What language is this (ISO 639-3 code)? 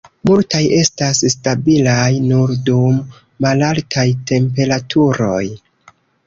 epo